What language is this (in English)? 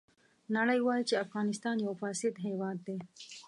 Pashto